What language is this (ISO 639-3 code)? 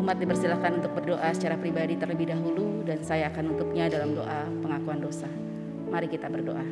ind